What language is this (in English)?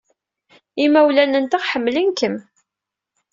Kabyle